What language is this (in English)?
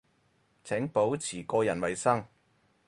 Cantonese